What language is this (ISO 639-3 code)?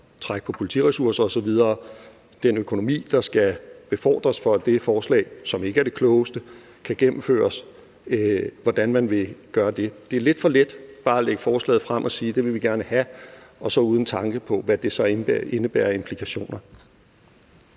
dan